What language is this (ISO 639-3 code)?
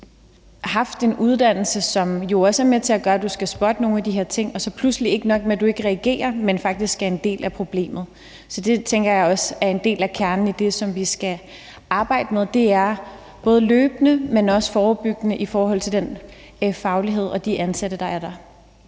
dan